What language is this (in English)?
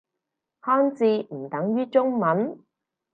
Cantonese